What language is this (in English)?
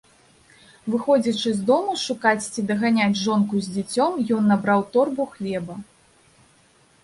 Belarusian